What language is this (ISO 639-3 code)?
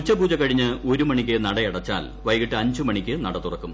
mal